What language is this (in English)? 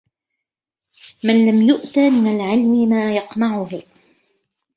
Arabic